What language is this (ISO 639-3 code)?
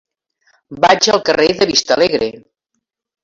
cat